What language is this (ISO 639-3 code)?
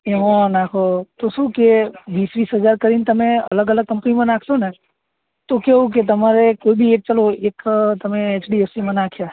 guj